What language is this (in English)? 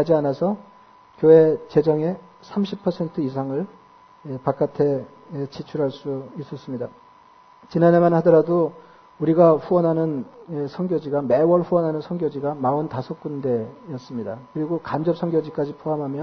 Korean